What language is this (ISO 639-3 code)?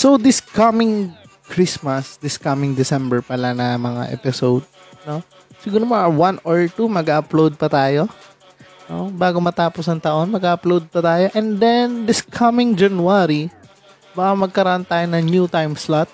fil